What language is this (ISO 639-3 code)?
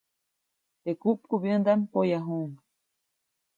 zoc